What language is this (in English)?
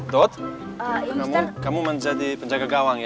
Indonesian